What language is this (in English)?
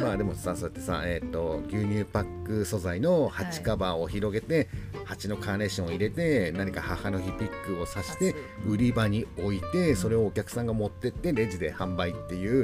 Japanese